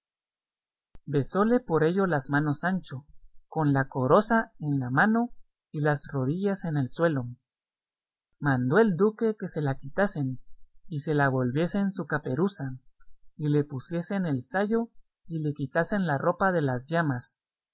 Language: Spanish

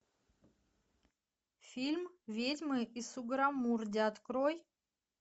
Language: Russian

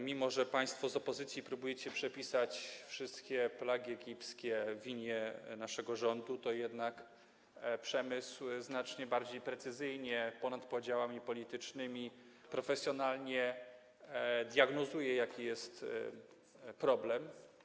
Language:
Polish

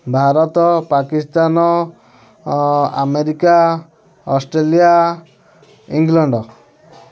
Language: Odia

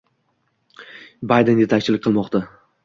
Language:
Uzbek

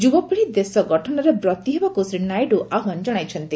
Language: Odia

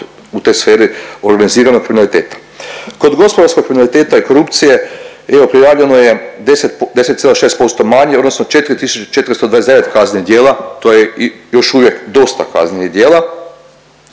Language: Croatian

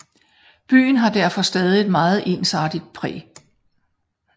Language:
Danish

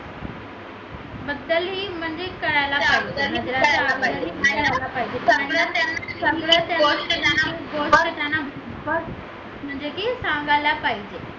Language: Marathi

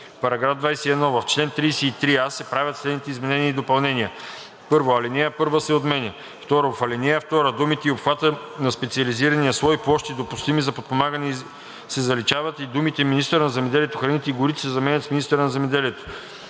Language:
Bulgarian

